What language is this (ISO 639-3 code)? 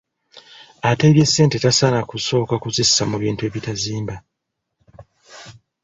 lug